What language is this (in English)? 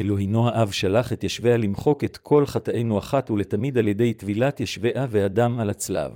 Hebrew